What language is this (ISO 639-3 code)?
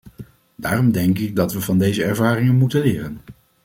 nld